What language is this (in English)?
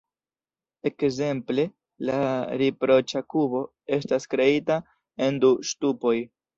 Esperanto